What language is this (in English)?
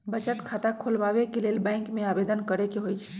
Magahi